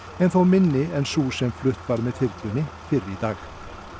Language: Icelandic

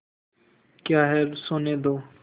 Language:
Hindi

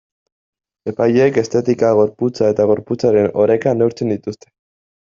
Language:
Basque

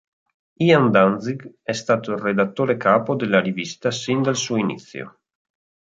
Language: Italian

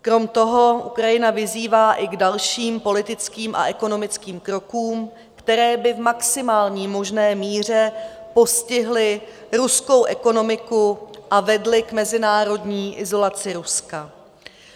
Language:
Czech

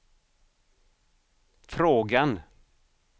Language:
Swedish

